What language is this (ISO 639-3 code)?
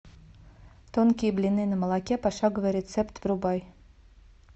rus